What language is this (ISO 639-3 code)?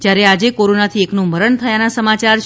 guj